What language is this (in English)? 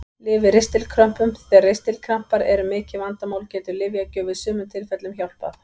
Icelandic